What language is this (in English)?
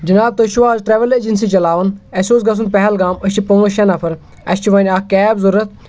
Kashmiri